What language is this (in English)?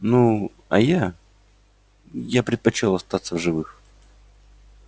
Russian